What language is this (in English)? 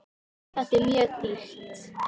Icelandic